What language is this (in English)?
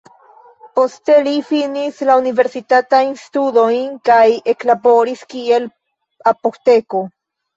Esperanto